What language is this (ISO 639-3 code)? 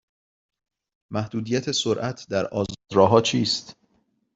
fas